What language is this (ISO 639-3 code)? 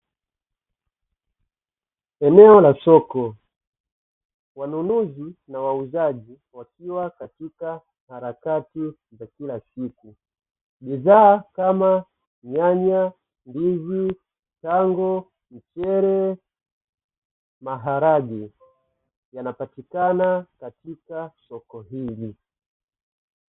swa